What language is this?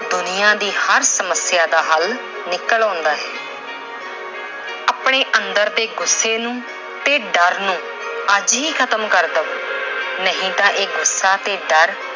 Punjabi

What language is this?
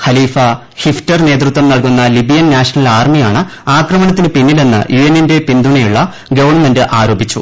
Malayalam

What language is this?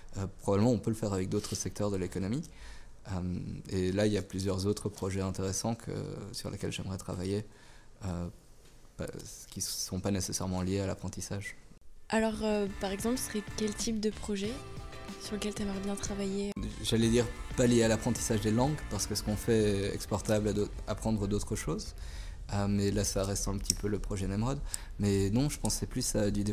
French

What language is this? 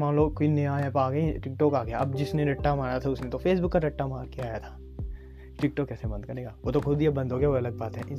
Hindi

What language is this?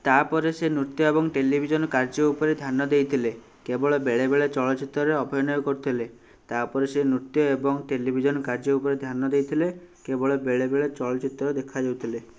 Odia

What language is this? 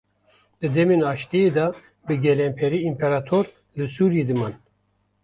Kurdish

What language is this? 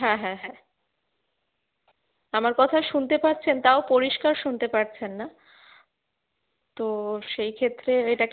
Bangla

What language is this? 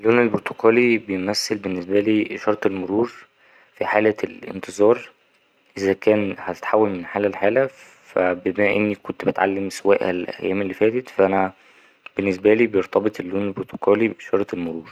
Egyptian Arabic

